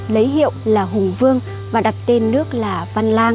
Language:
Vietnamese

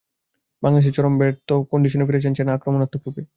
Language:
Bangla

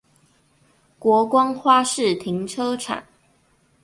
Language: Chinese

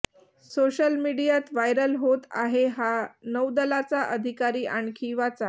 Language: Marathi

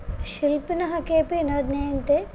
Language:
Sanskrit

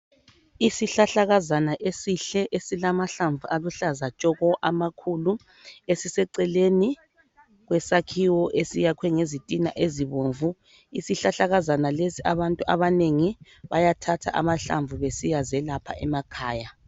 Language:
North Ndebele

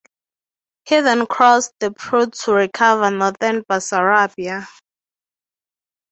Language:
English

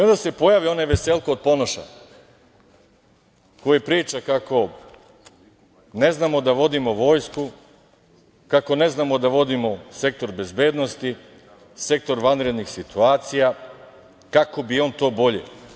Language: Serbian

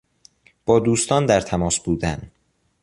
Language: Persian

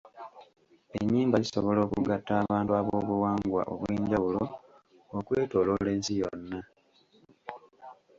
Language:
Ganda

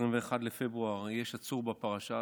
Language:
Hebrew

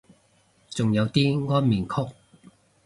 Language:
Cantonese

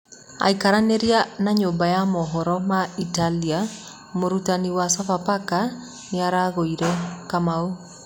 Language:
Kikuyu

